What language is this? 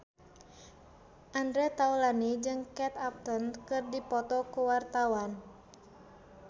Sundanese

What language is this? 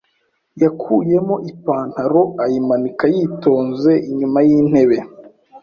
Kinyarwanda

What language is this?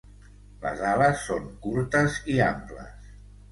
Catalan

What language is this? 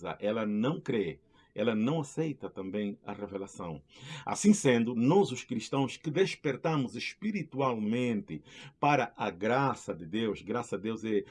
Portuguese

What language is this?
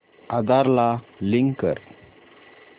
Marathi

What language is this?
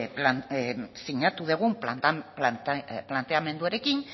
Basque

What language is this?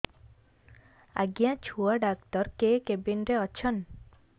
Odia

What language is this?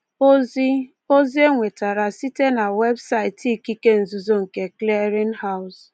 Igbo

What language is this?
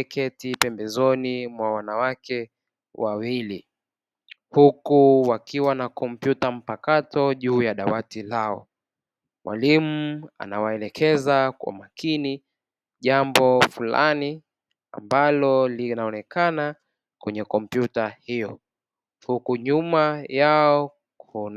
Swahili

